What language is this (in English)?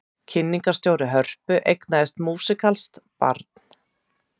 Icelandic